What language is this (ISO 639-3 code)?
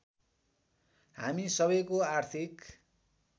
nep